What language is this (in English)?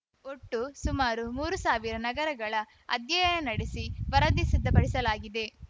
Kannada